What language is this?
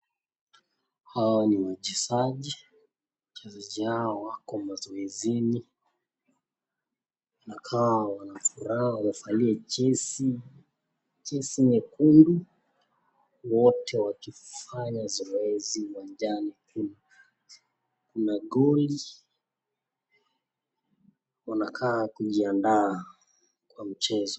Swahili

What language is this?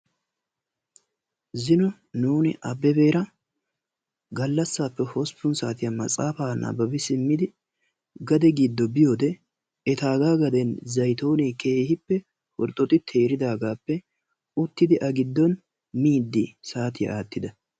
Wolaytta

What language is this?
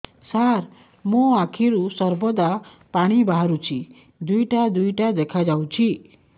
Odia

